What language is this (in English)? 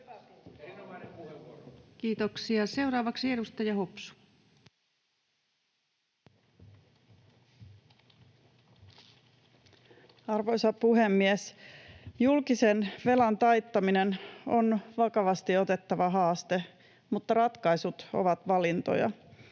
Finnish